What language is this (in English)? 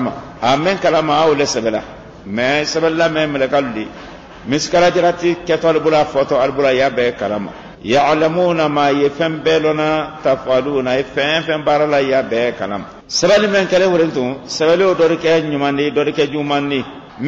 Arabic